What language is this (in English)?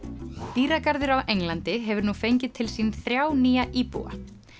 Icelandic